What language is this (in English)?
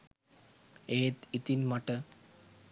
Sinhala